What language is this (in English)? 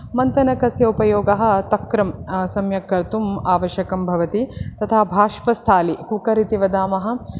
Sanskrit